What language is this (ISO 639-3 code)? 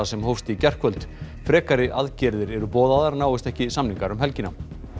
isl